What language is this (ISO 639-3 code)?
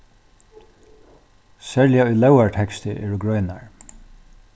fao